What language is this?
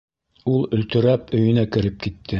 Bashkir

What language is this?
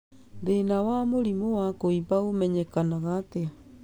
Kikuyu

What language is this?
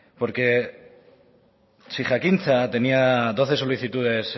Spanish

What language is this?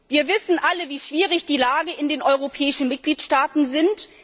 German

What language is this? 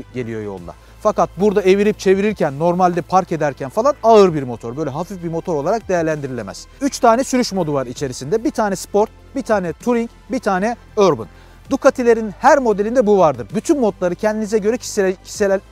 Turkish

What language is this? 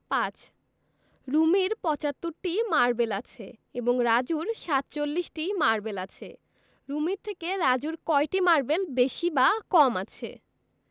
Bangla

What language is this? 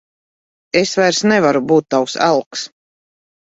Latvian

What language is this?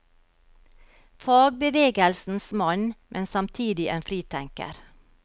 Norwegian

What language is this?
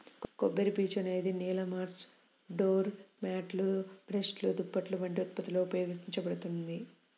Telugu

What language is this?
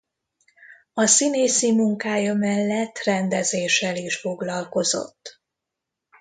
Hungarian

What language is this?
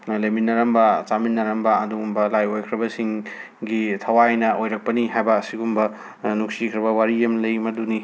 Manipuri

